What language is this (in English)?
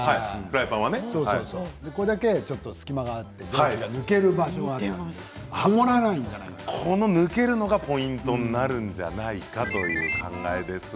Japanese